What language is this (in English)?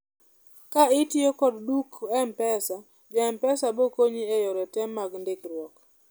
Luo (Kenya and Tanzania)